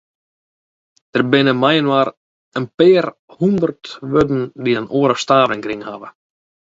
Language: Western Frisian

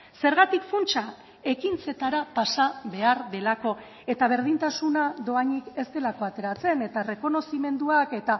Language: Basque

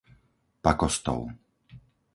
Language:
Slovak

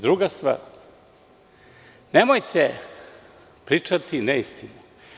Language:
Serbian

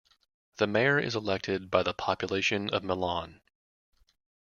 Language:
English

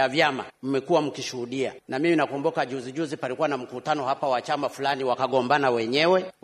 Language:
Swahili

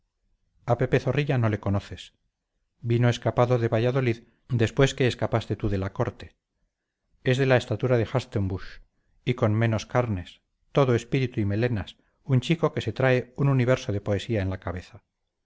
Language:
Spanish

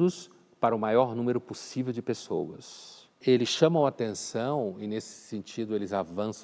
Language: Portuguese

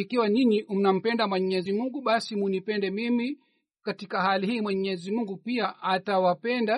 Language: Swahili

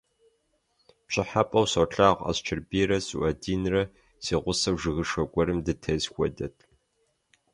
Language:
Kabardian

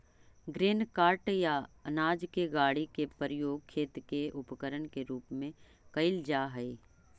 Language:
Magahi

